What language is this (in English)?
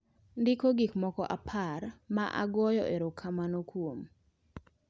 Luo (Kenya and Tanzania)